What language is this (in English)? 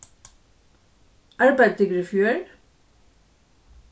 Faroese